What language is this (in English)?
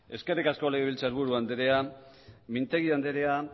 Basque